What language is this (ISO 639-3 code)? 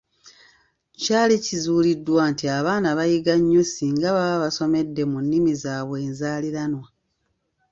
lug